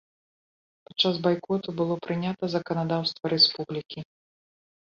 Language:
Belarusian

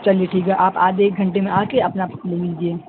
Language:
Urdu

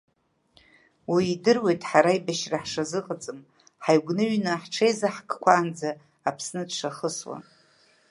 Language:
Abkhazian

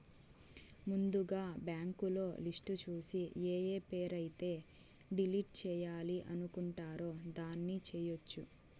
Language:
Telugu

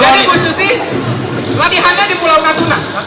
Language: Indonesian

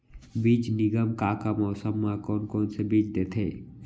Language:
Chhattisgarhi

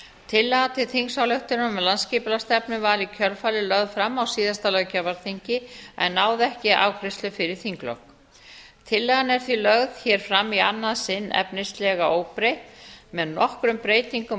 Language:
Icelandic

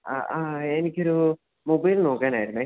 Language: Malayalam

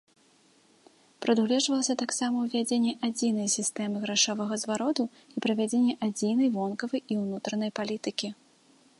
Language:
Belarusian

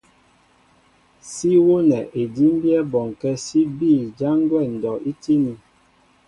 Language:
Mbo (Cameroon)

